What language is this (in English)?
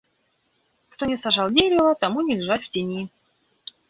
Russian